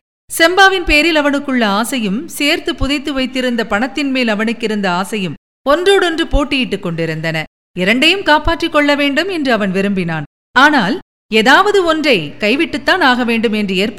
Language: Tamil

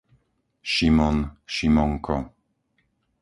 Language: Slovak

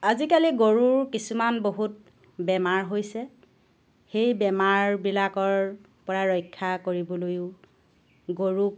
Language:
Assamese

